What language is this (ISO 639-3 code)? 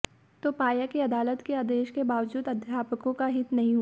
hin